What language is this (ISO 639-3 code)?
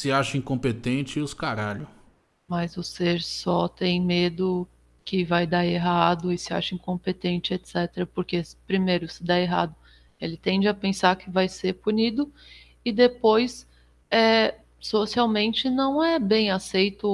por